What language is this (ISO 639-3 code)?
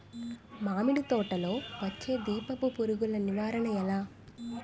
tel